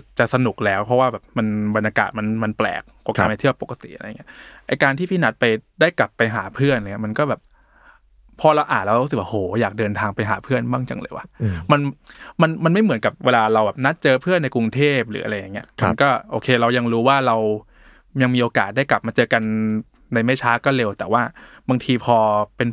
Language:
Thai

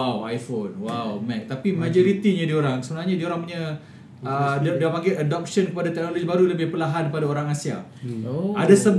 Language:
Malay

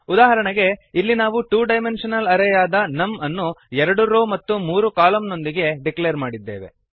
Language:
Kannada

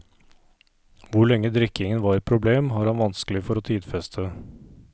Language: Norwegian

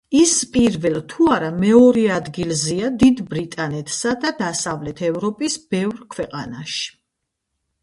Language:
Georgian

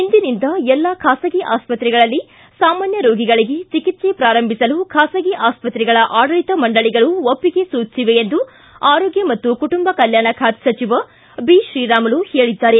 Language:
Kannada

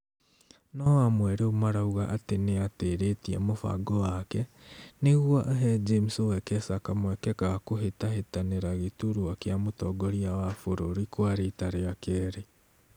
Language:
Kikuyu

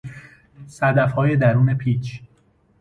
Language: Persian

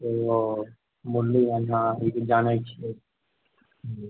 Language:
Maithili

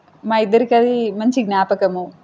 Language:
Telugu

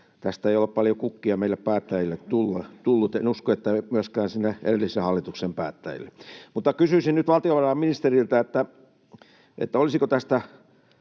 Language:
Finnish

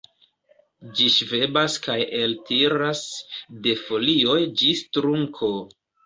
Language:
Esperanto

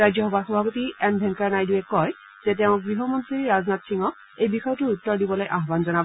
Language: Assamese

